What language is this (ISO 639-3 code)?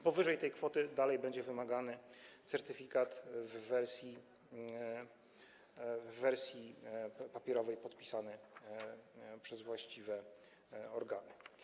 pol